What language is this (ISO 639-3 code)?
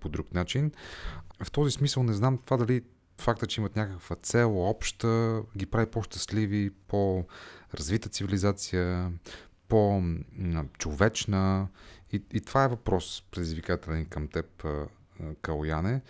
bul